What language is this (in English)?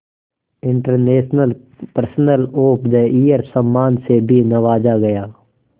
Hindi